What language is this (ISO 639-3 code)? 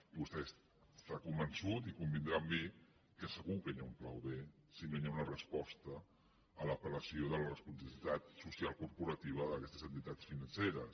cat